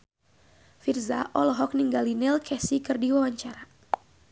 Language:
Sundanese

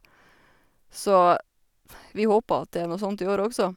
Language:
Norwegian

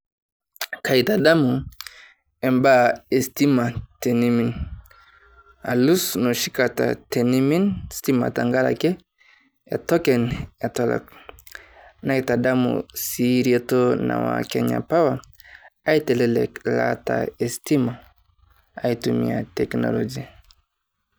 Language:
Masai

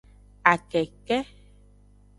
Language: Aja (Benin)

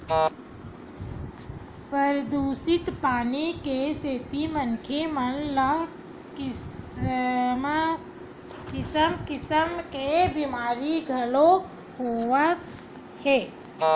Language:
Chhattisgarhi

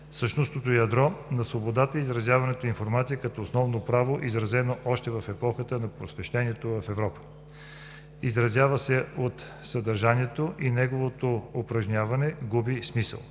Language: Bulgarian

